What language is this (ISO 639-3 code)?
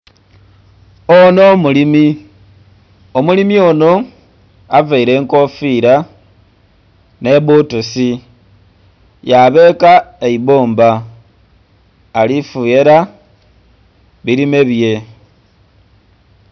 xog